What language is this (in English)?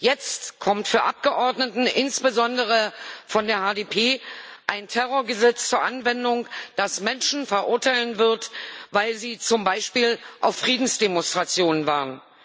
German